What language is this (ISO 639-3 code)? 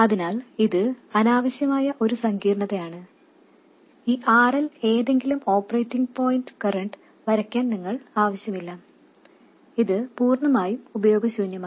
mal